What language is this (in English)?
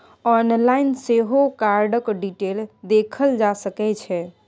Maithili